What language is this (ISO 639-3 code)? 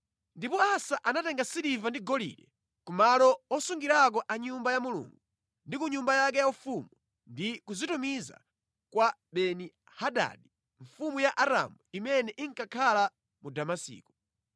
nya